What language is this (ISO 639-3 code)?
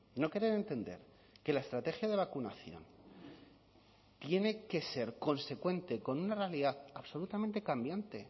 spa